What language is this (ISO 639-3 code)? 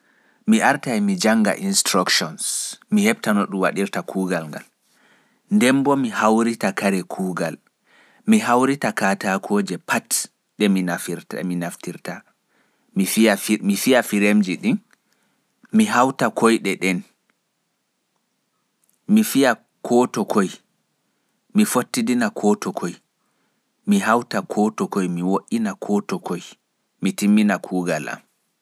ful